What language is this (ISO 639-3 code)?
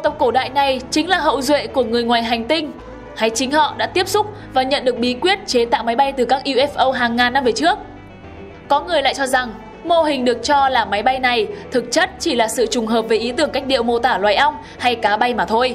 vie